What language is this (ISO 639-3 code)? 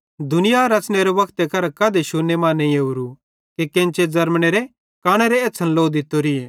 bhd